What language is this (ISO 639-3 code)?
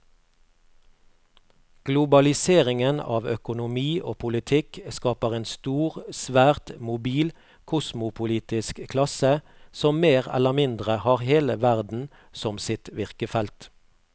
nor